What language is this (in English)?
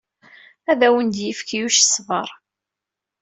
Kabyle